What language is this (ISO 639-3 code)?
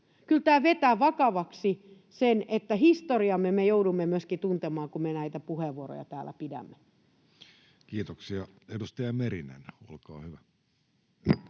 fin